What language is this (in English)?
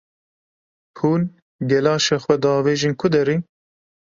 Kurdish